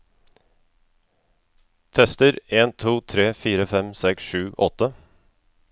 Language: Norwegian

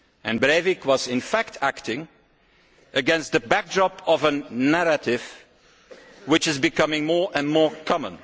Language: English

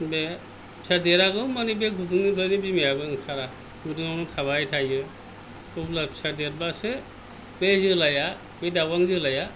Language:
Bodo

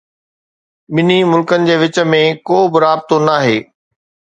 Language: Sindhi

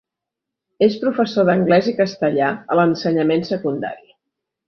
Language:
Catalan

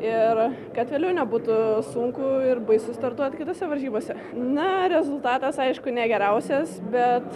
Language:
Lithuanian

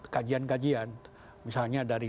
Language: Indonesian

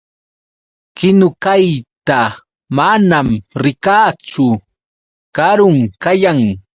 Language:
Yauyos Quechua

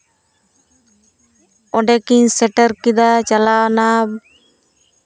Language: Santali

